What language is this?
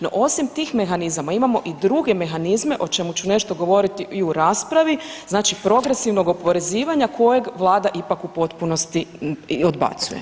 Croatian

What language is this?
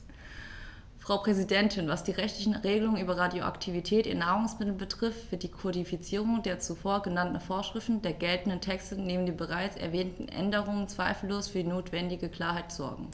German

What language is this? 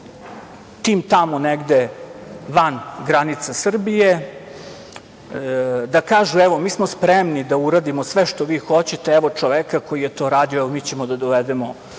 Serbian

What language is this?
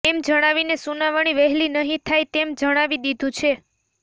Gujarati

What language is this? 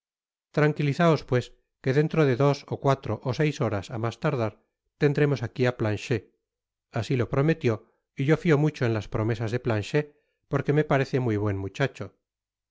Spanish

